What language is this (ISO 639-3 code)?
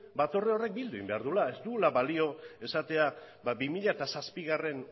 eus